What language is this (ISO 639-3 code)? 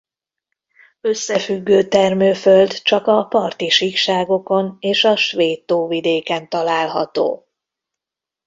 hun